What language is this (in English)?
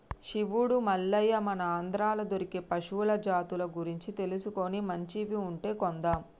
Telugu